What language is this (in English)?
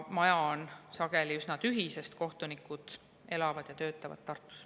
Estonian